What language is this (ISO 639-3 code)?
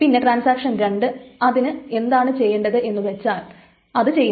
mal